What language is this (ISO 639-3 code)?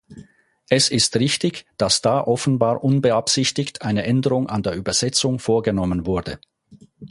deu